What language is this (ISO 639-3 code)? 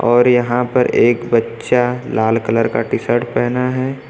hin